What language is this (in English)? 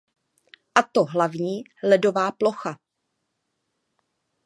Czech